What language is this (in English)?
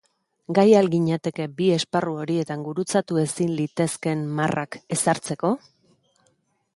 Basque